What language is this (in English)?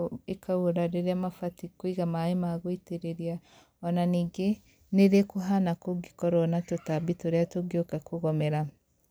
Kikuyu